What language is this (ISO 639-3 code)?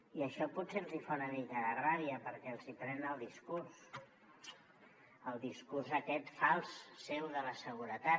cat